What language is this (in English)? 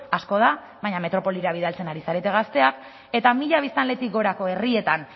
Basque